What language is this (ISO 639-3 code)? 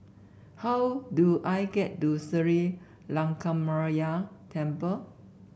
eng